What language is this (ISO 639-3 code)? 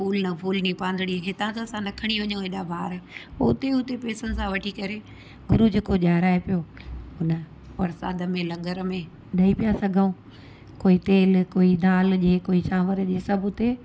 snd